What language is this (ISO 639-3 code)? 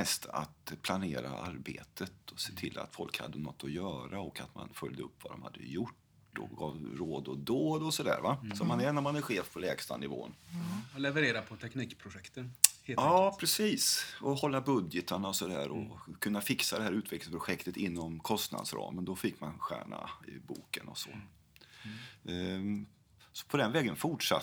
swe